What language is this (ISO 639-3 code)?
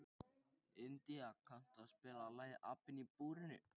isl